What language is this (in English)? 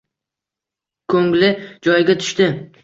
Uzbek